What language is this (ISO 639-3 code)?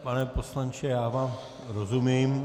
ces